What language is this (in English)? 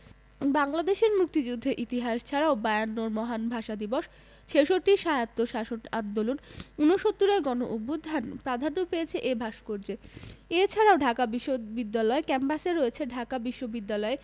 Bangla